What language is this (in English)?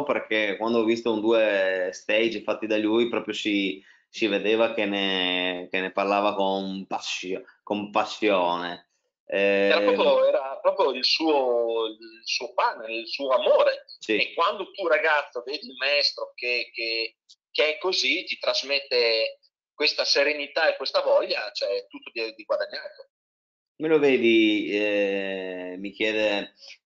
Italian